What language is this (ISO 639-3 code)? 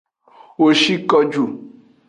ajg